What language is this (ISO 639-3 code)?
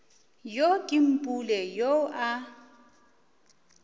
nso